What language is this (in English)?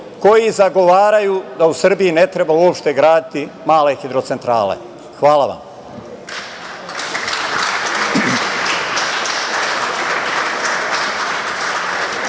Serbian